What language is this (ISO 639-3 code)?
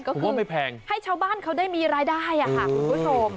tha